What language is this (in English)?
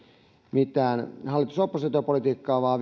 Finnish